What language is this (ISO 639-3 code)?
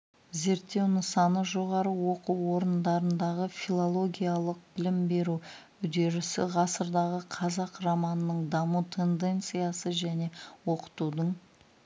kaz